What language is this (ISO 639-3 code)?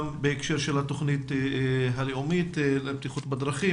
heb